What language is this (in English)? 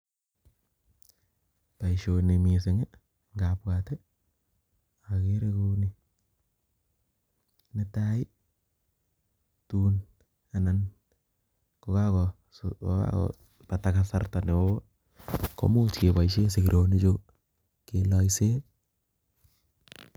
Kalenjin